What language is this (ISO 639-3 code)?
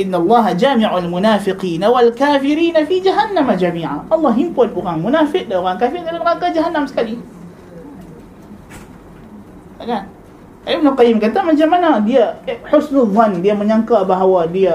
msa